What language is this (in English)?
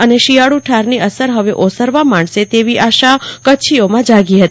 Gujarati